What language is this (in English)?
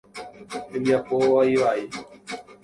Guarani